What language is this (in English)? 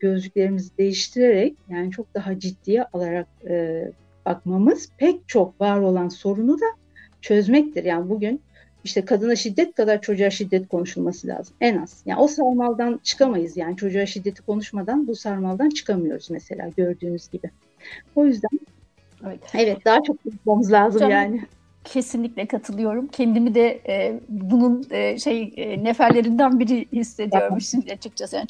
Turkish